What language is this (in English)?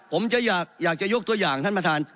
Thai